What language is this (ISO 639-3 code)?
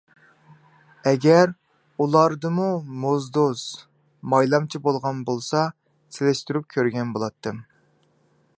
uig